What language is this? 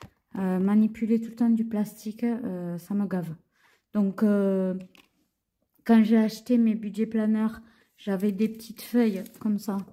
French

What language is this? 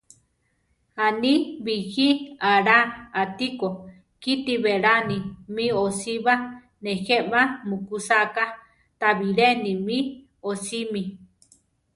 Central Tarahumara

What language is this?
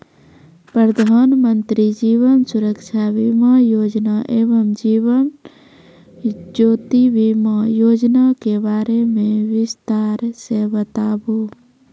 Maithili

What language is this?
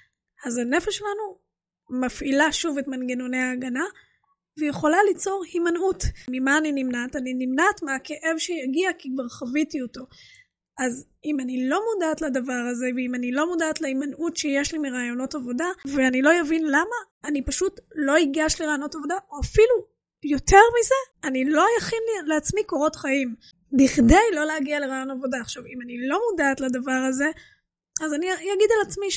Hebrew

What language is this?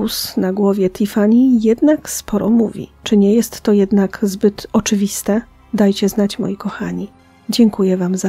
Polish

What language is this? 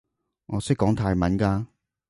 Cantonese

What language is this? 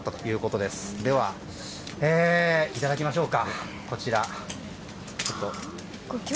Japanese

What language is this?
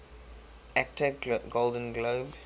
English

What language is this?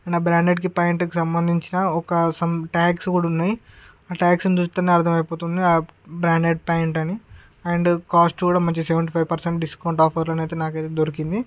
Telugu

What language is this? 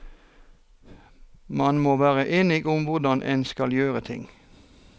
Norwegian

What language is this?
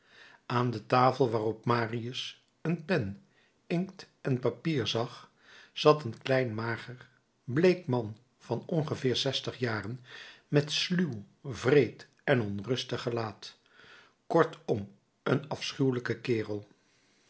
Dutch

